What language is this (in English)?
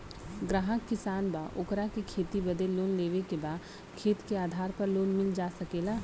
Bhojpuri